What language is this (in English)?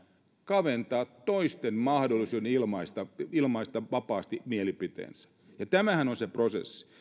Finnish